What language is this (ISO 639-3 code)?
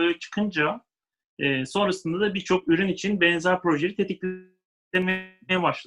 tur